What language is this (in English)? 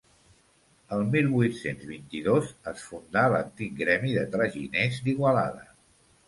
Catalan